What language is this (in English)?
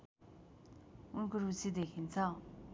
Nepali